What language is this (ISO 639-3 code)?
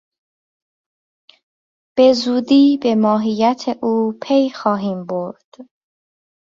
fas